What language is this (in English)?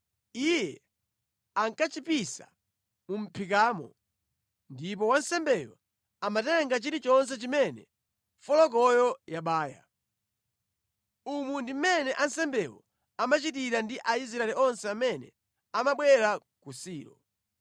Nyanja